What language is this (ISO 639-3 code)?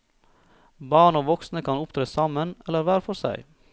nor